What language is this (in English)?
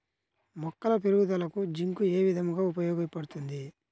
Telugu